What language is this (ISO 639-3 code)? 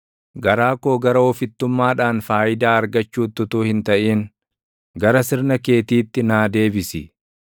orm